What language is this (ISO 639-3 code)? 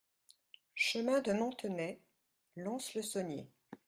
fra